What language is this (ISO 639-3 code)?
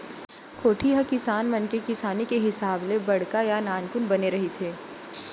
hne